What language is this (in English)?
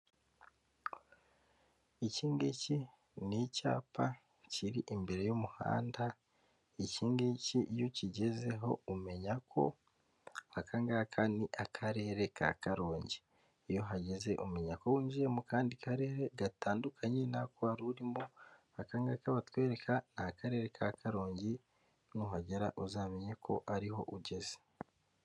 Kinyarwanda